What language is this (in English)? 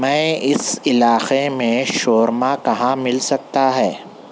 Urdu